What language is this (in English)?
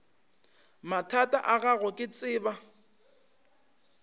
Northern Sotho